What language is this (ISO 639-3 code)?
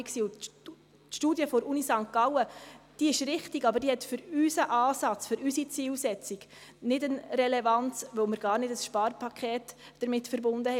gsw